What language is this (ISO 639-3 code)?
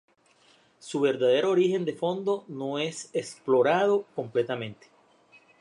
spa